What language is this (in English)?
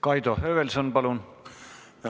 Estonian